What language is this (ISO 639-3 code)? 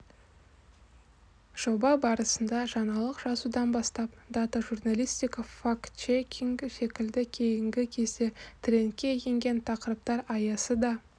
kaz